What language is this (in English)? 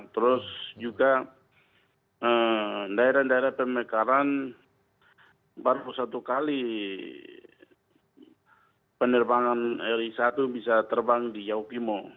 Indonesian